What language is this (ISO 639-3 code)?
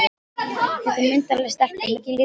isl